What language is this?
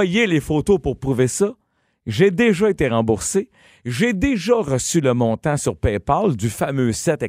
French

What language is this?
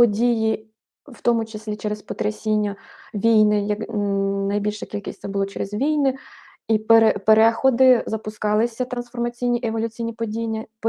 Ukrainian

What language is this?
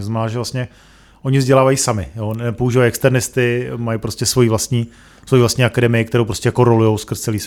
Czech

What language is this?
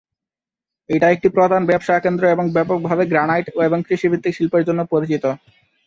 Bangla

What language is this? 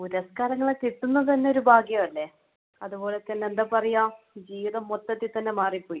Malayalam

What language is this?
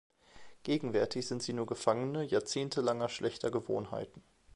German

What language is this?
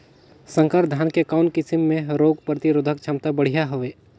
Chhattisgarhi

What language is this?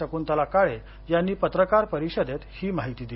Marathi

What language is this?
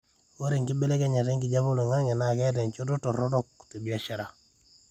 Masai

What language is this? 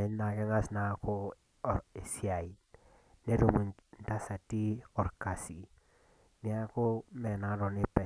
Masai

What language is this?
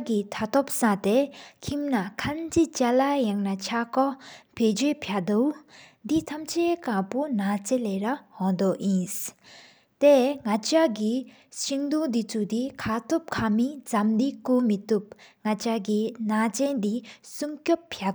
Sikkimese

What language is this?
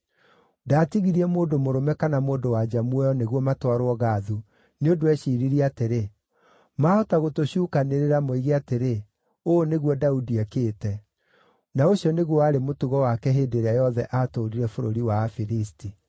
Kikuyu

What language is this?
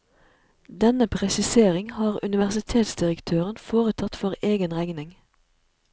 Norwegian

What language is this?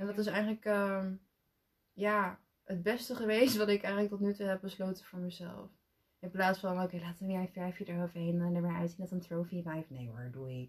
Dutch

